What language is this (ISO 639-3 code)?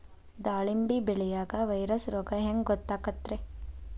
kan